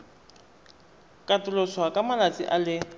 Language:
Tswana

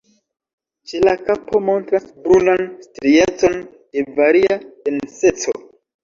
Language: Esperanto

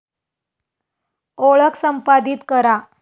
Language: Marathi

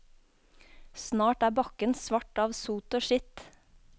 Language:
Norwegian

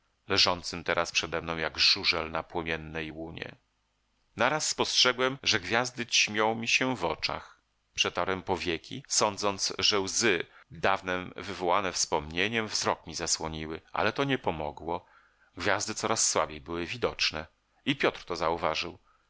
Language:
Polish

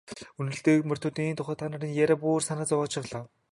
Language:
Mongolian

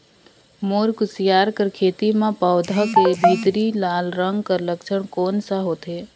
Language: Chhattisgarhi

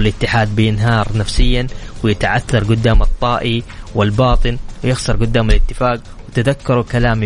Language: Arabic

